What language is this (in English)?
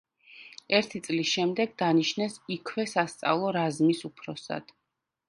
Georgian